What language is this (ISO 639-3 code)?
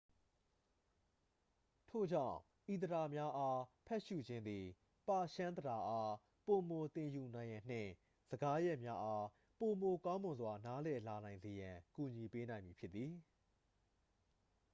mya